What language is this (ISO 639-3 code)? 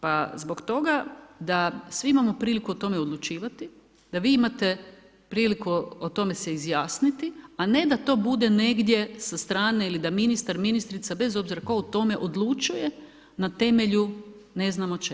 hrv